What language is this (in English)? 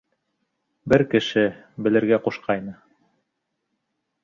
Bashkir